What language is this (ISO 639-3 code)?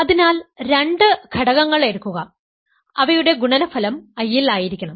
mal